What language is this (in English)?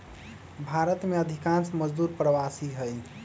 Magahi